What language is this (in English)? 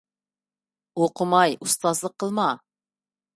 Uyghur